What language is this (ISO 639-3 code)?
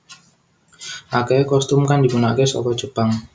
jav